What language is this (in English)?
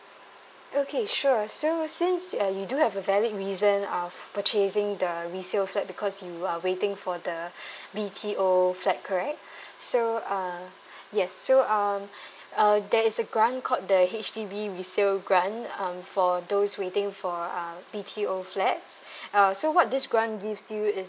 English